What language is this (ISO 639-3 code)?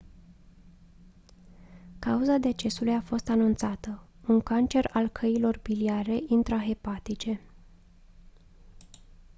ron